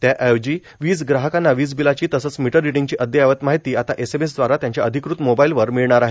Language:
Marathi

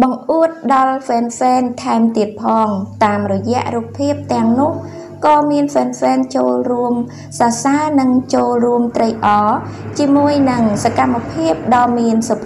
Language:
Vietnamese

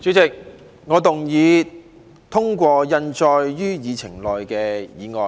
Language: Cantonese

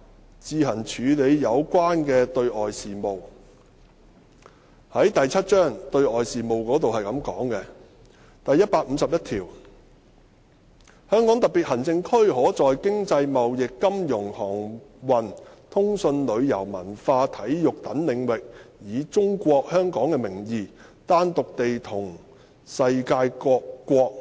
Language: Cantonese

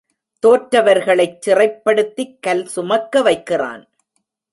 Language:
Tamil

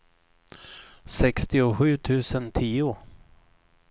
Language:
Swedish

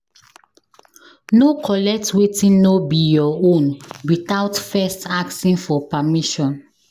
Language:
Nigerian Pidgin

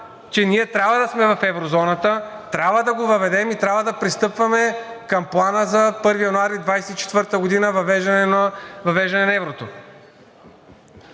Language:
Bulgarian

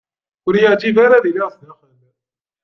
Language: Kabyle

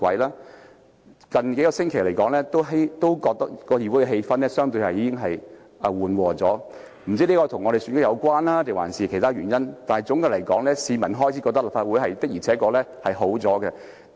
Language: Cantonese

